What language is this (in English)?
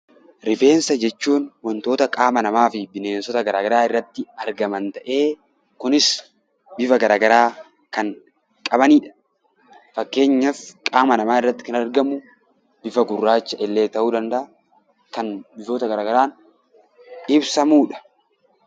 Oromo